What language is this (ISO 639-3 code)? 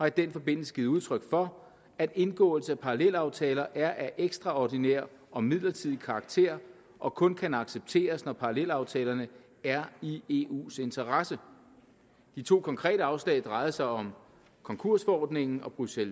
dan